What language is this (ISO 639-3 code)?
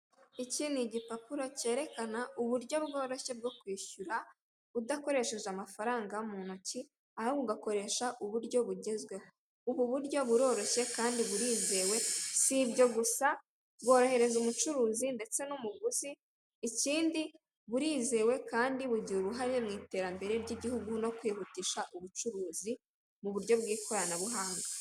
kin